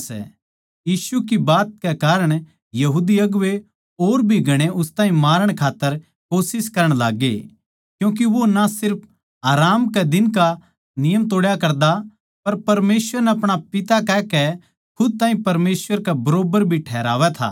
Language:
Haryanvi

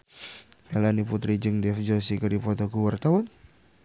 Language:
Sundanese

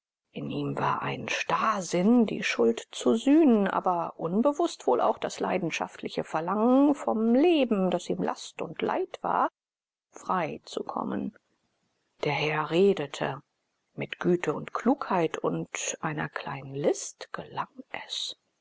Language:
German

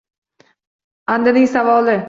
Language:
Uzbek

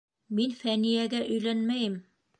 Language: Bashkir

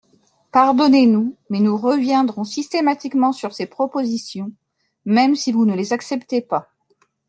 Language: French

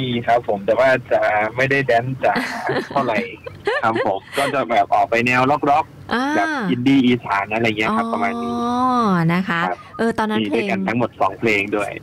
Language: Thai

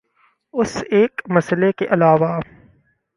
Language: Urdu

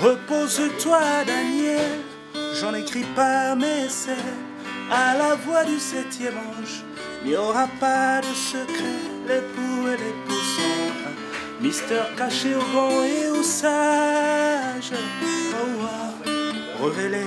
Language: French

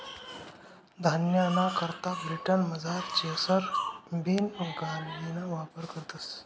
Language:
Marathi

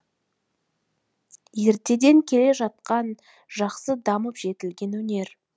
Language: Kazakh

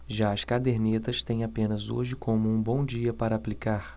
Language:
Portuguese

